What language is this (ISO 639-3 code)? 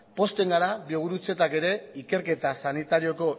eus